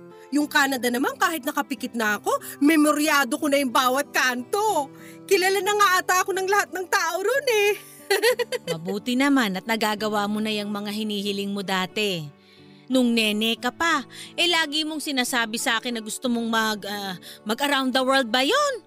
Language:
Filipino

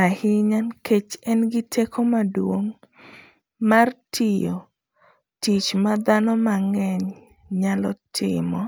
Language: Luo (Kenya and Tanzania)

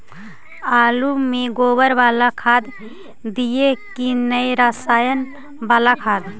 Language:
Magahi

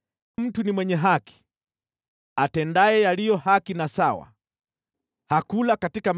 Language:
Swahili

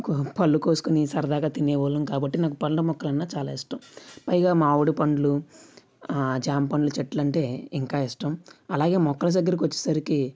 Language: Telugu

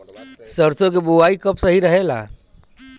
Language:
Bhojpuri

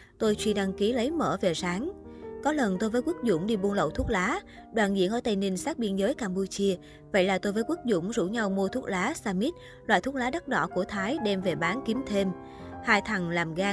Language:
Vietnamese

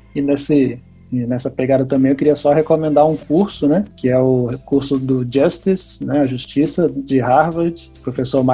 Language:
Portuguese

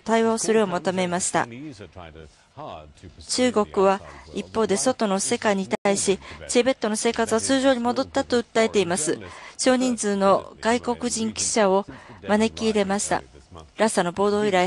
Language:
Japanese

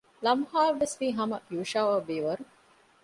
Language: Divehi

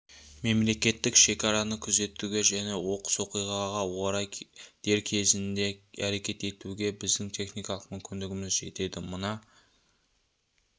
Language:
Kazakh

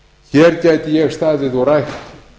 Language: Icelandic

